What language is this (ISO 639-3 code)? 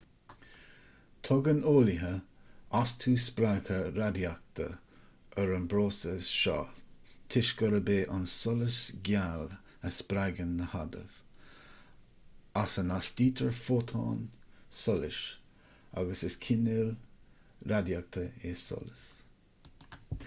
gle